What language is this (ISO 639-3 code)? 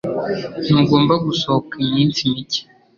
kin